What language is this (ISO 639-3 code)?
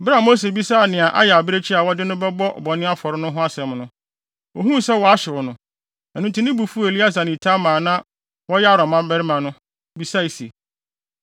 aka